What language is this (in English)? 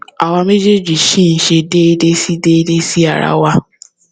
Yoruba